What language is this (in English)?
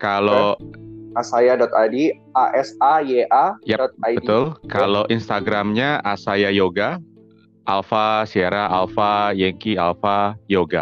Indonesian